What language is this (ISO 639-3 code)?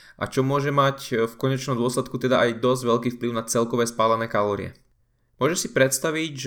slk